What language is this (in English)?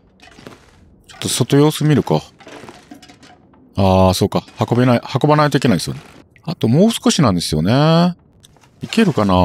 Japanese